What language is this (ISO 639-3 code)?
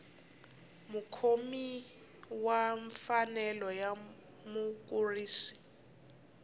tso